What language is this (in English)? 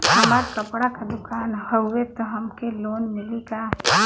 Bhojpuri